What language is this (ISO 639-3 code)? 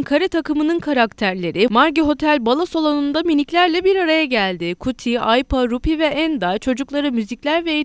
tur